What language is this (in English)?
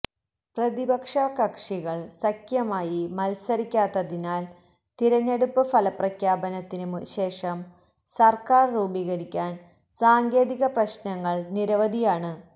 Malayalam